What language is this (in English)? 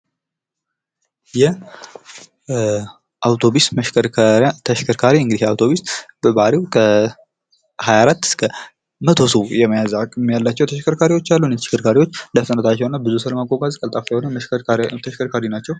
Amharic